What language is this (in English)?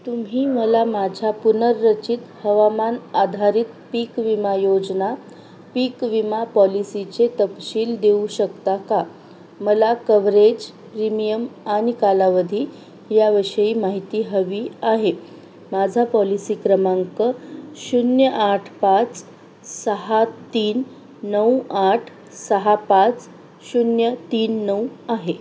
Marathi